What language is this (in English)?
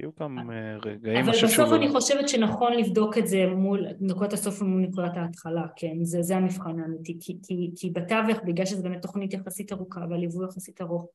Hebrew